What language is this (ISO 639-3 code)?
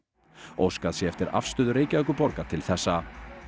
isl